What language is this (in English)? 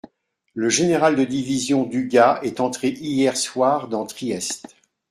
French